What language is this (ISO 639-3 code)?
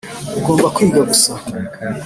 kin